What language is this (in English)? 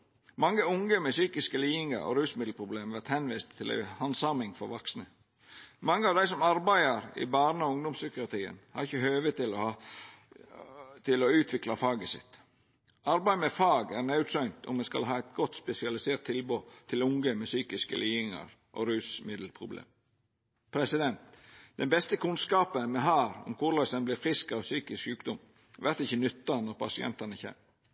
Norwegian Nynorsk